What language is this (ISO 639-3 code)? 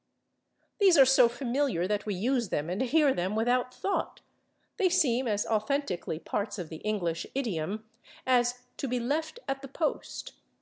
eng